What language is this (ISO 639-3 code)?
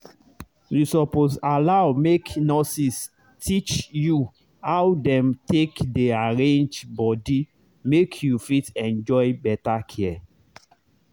pcm